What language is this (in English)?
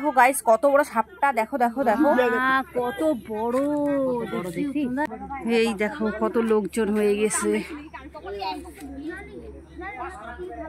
Bangla